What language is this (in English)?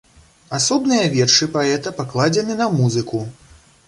Belarusian